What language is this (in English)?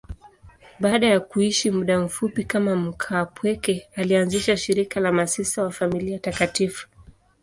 Swahili